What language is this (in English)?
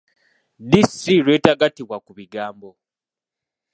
Ganda